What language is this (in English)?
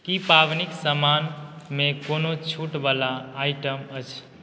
Maithili